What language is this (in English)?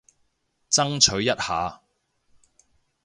Cantonese